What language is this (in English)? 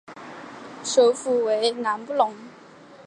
Chinese